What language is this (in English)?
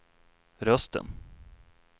Swedish